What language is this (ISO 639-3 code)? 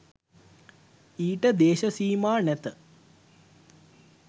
sin